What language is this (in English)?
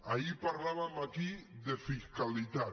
Catalan